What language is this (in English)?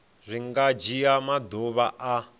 Venda